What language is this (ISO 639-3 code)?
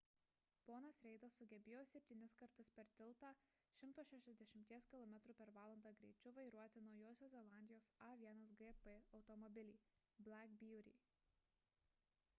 lit